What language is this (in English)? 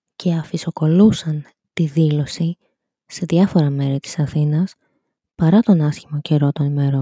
Greek